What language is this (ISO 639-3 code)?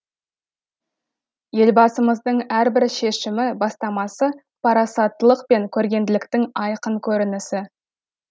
kaz